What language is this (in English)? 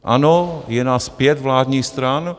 Czech